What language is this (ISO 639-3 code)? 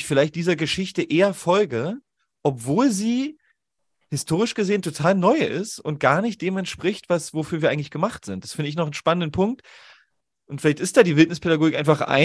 deu